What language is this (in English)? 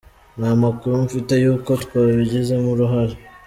Kinyarwanda